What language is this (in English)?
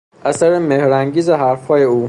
Persian